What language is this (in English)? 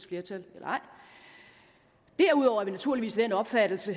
Danish